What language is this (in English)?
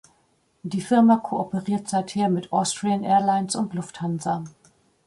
German